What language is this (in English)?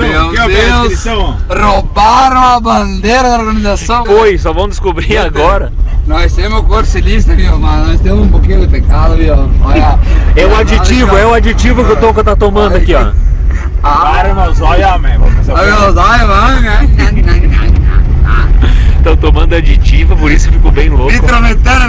Portuguese